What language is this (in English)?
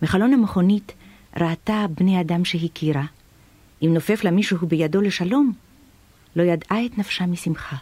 Hebrew